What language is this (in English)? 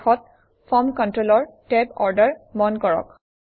Assamese